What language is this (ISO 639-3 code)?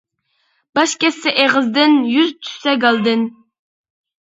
uig